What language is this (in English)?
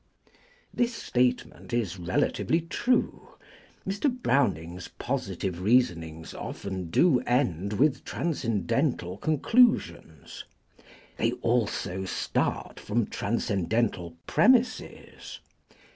English